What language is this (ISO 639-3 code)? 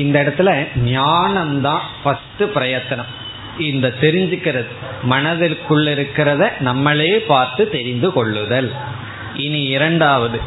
tam